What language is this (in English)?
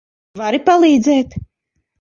Latvian